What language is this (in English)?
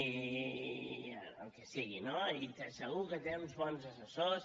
Catalan